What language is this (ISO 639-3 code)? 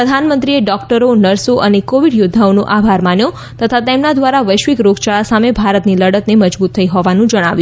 guj